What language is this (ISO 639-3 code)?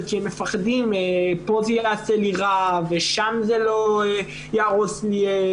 heb